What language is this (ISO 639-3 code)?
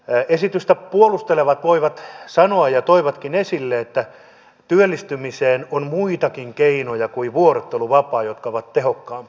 fin